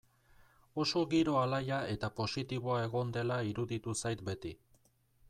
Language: Basque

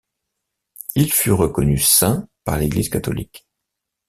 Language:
French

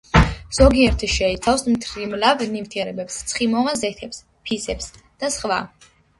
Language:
Georgian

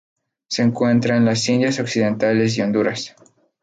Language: Spanish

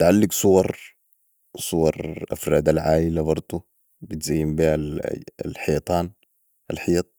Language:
Sudanese Arabic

